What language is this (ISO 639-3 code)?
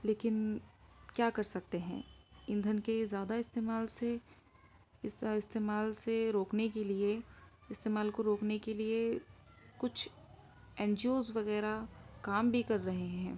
urd